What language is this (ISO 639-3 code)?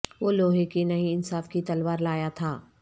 urd